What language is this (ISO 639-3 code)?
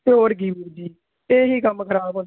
pan